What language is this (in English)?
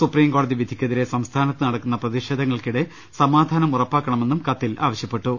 Malayalam